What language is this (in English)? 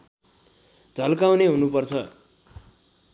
Nepali